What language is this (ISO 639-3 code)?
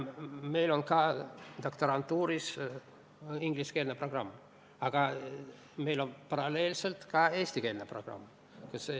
est